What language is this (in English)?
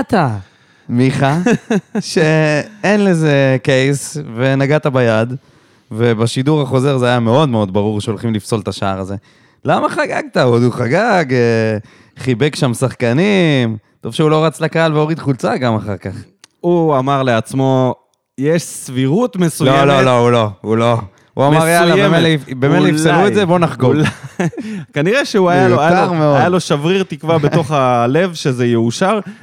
Hebrew